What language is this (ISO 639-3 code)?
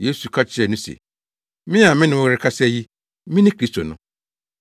aka